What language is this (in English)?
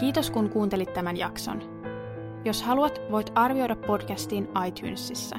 Finnish